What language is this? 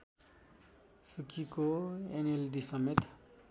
Nepali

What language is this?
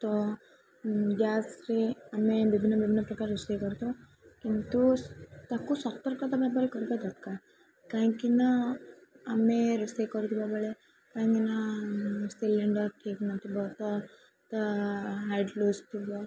Odia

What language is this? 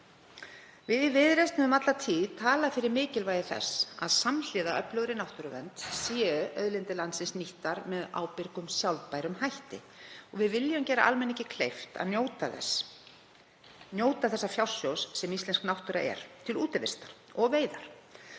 Icelandic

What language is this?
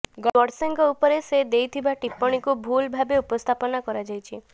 Odia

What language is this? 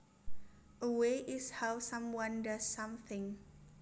Javanese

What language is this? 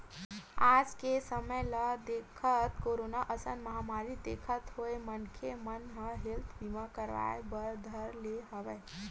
Chhattisgarhi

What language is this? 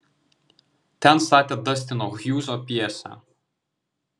Lithuanian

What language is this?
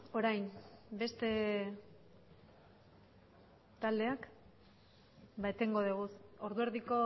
Basque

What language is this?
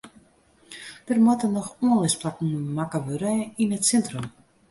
Western Frisian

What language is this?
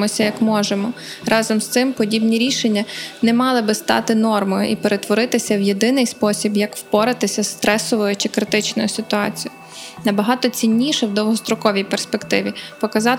Ukrainian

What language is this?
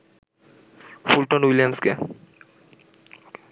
Bangla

